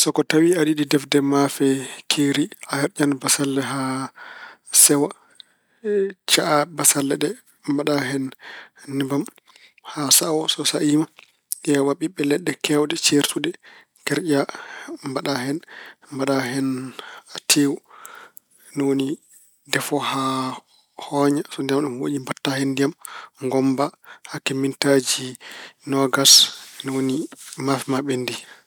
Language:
Fula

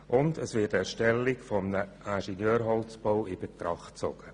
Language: Swiss German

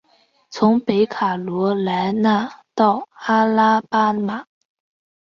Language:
Chinese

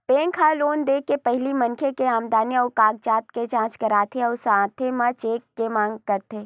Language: Chhattisgarhi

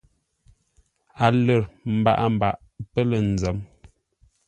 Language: Ngombale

